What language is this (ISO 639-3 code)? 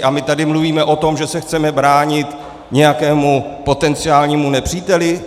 ces